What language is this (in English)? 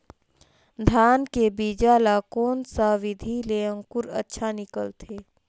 Chhattisgarhi